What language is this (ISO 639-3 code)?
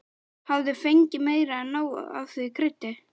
isl